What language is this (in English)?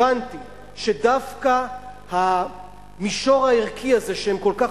Hebrew